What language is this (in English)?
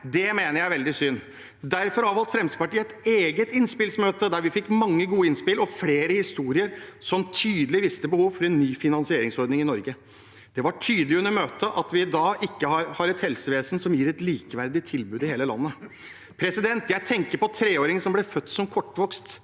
Norwegian